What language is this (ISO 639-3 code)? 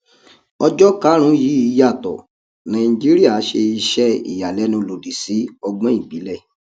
yor